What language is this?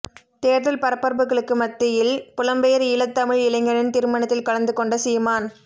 Tamil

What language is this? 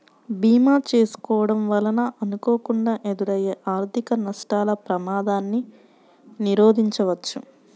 Telugu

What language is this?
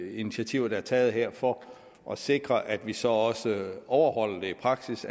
Danish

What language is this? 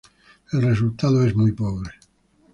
Spanish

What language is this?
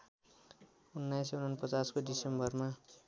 Nepali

